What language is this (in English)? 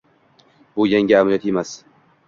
Uzbek